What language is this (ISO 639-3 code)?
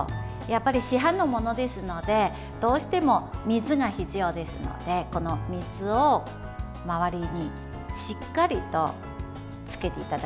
jpn